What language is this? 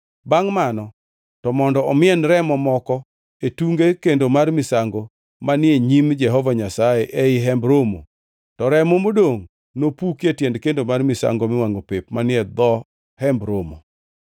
Luo (Kenya and Tanzania)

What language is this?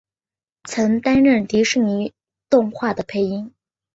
Chinese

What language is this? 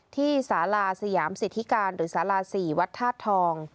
Thai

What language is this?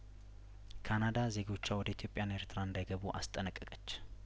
Amharic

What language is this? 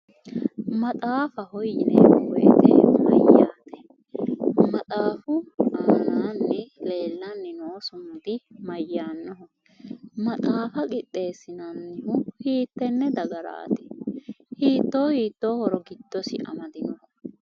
Sidamo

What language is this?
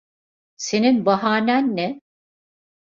Turkish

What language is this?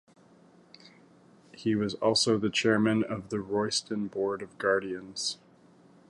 English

